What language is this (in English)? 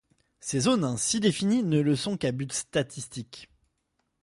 French